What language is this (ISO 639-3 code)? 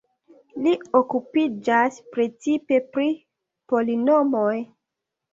epo